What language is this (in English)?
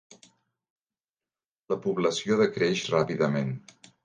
Catalan